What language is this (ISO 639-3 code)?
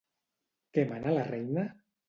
cat